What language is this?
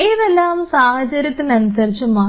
Malayalam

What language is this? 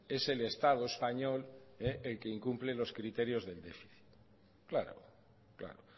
Spanish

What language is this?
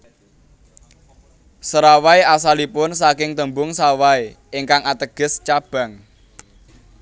Javanese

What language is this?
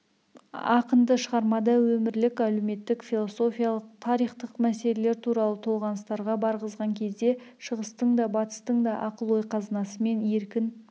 Kazakh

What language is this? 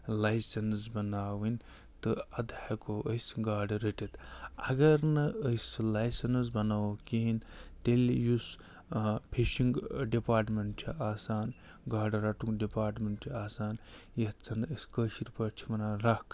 Kashmiri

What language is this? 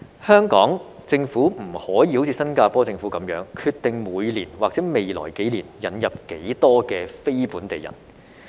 Cantonese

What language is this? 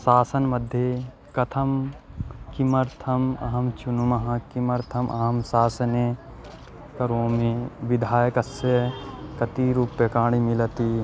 Sanskrit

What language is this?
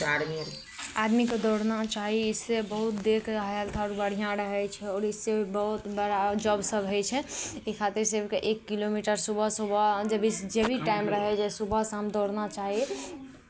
Maithili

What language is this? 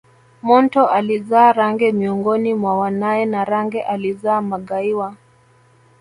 Swahili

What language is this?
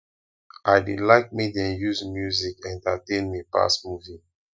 Nigerian Pidgin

